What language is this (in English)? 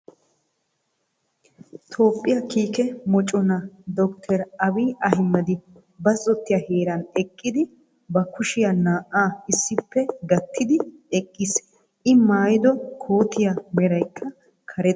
Wolaytta